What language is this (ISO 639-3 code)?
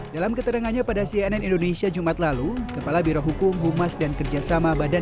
ind